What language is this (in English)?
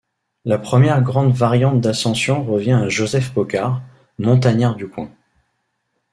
French